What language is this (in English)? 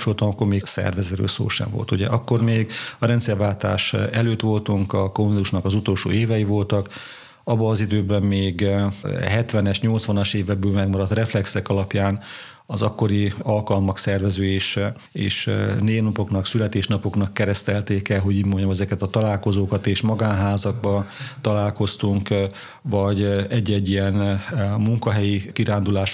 Hungarian